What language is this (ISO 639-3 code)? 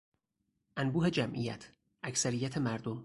fas